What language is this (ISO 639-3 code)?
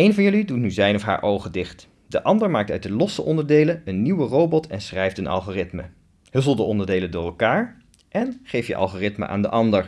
nld